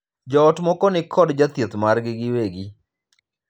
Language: Luo (Kenya and Tanzania)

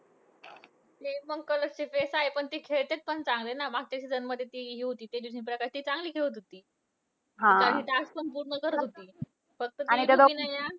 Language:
Marathi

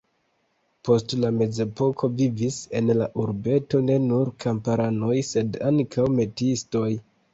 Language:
Esperanto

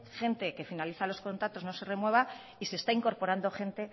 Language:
Spanish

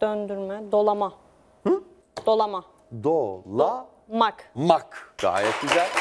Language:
Turkish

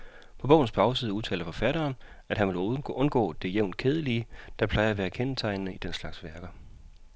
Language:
Danish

